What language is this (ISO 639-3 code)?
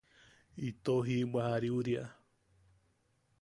yaq